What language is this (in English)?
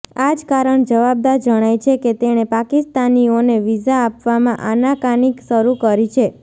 Gujarati